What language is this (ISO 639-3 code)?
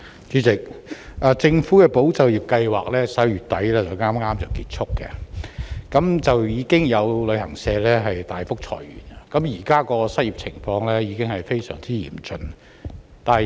yue